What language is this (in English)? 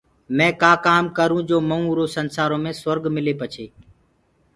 Gurgula